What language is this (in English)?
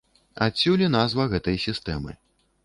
Belarusian